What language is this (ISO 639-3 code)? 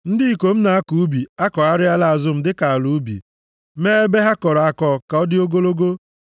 ibo